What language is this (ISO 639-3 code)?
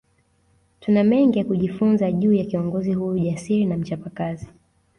swa